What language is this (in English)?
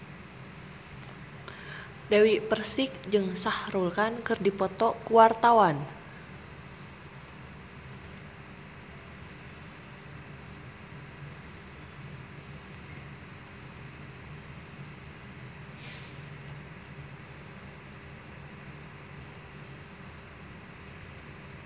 Sundanese